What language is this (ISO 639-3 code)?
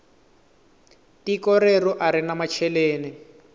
tso